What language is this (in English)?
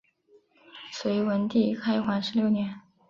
Chinese